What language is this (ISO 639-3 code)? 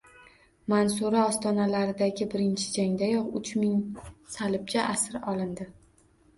uzb